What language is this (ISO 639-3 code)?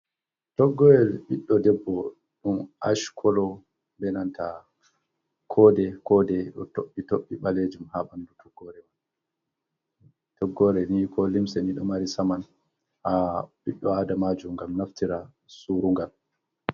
ful